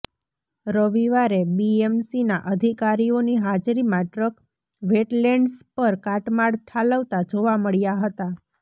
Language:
Gujarati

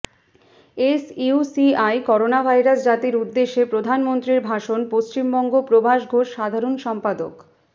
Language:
Bangla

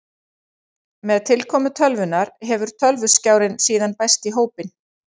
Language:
Icelandic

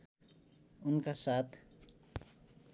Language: Nepali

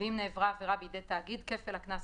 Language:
Hebrew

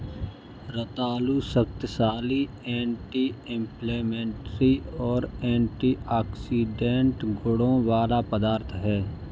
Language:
Hindi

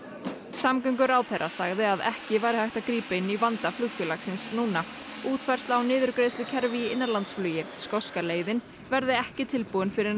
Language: Icelandic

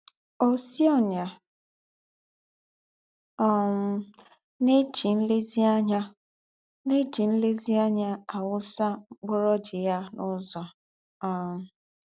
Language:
Igbo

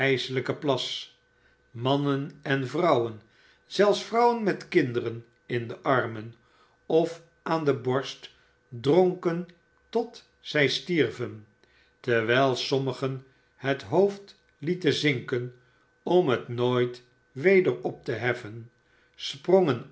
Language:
Dutch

